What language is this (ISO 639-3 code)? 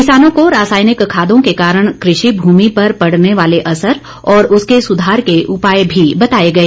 hin